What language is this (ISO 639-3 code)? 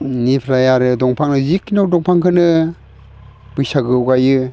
brx